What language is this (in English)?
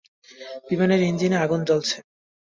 Bangla